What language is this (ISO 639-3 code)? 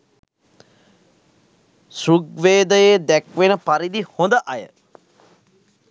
sin